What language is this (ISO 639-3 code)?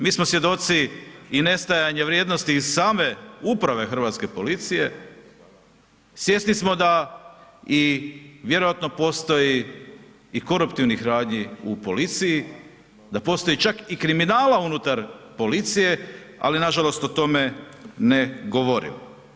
hrv